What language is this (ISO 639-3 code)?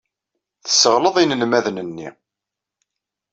kab